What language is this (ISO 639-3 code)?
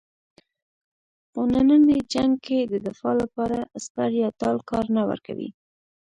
pus